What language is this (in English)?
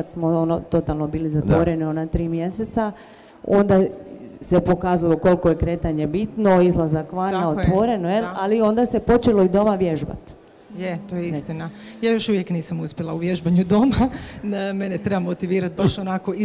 Croatian